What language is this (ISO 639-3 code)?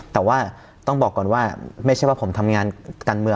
tha